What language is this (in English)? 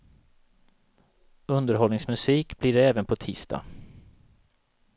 Swedish